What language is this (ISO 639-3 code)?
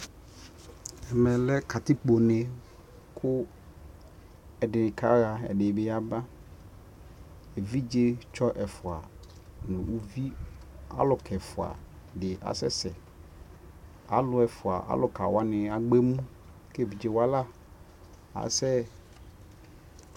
kpo